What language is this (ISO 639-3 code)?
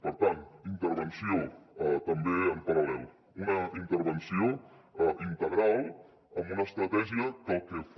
cat